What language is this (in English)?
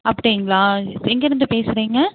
Tamil